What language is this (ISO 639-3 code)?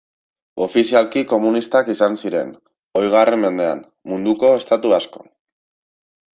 eus